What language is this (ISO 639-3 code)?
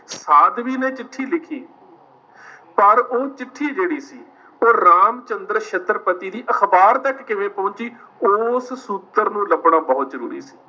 pan